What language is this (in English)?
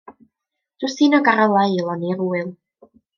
Welsh